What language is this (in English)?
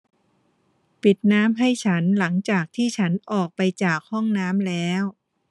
Thai